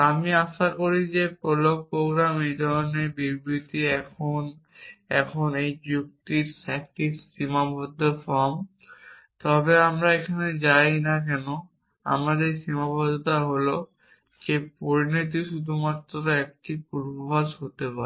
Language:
Bangla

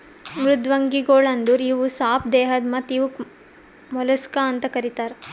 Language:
Kannada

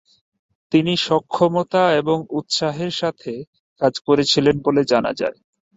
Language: Bangla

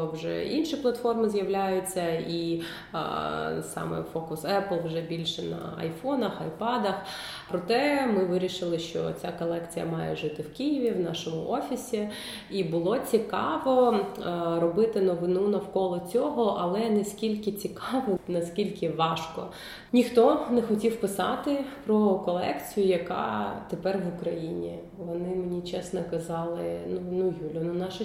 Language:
Ukrainian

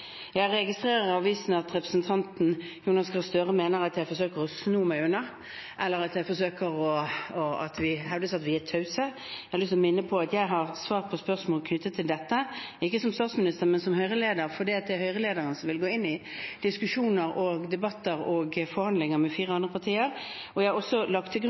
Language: Norwegian Bokmål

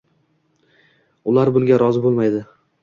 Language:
Uzbek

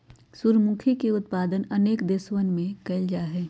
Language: Magahi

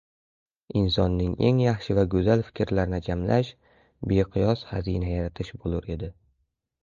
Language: Uzbek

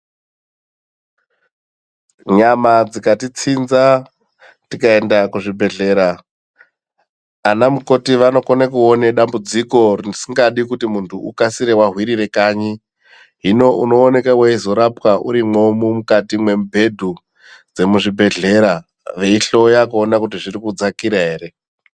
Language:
Ndau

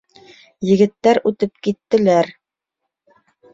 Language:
Bashkir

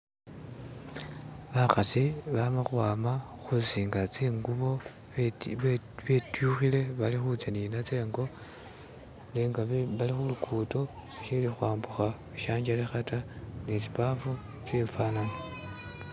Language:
Masaaba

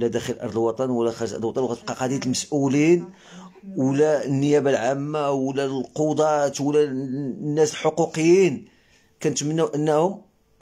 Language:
Arabic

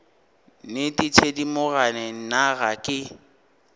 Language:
Northern Sotho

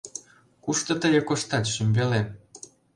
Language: Mari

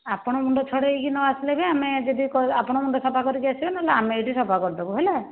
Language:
Odia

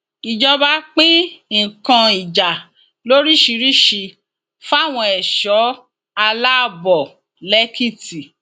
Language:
Yoruba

